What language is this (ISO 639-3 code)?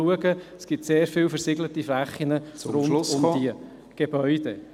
gsw